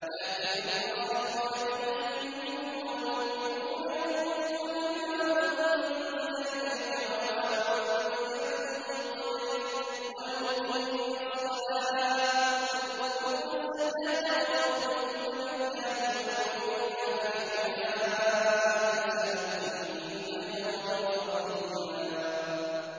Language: Arabic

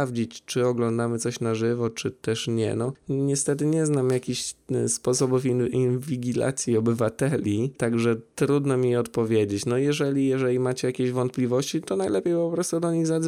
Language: Polish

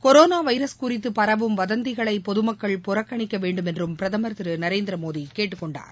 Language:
Tamil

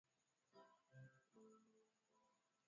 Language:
Swahili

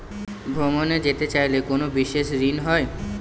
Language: Bangla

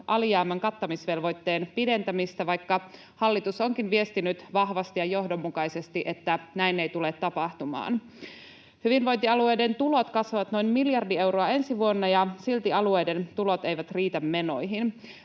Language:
Finnish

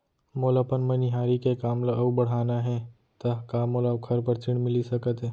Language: Chhattisgarhi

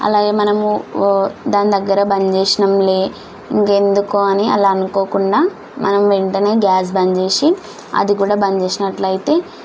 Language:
Telugu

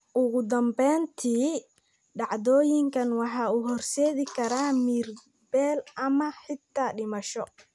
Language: Somali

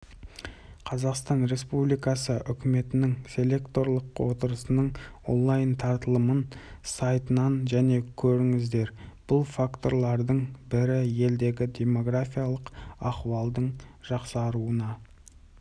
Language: Kazakh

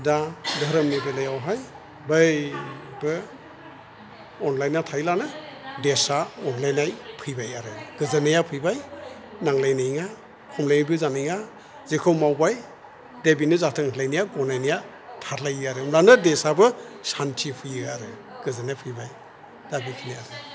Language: Bodo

